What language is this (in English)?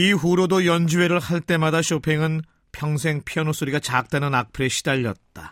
Korean